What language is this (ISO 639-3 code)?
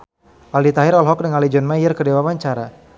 sun